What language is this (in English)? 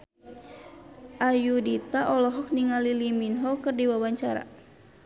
Sundanese